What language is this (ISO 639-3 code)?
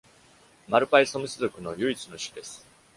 jpn